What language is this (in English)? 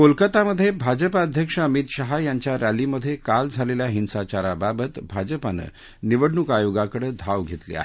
Marathi